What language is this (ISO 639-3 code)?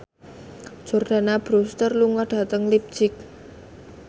jav